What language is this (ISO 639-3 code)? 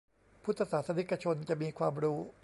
tha